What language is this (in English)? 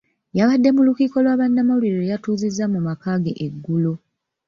Ganda